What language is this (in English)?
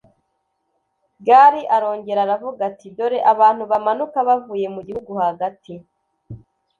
Kinyarwanda